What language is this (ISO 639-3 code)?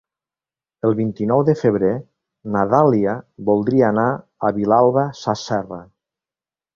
cat